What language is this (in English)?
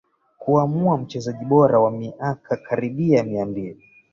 Swahili